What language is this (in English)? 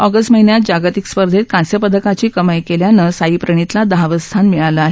Marathi